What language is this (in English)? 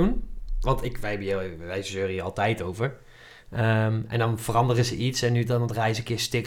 Dutch